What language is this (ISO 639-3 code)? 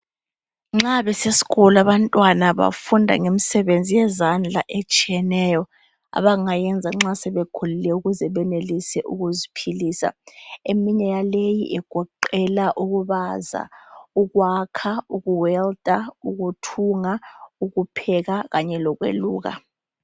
nde